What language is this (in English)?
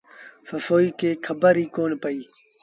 Sindhi Bhil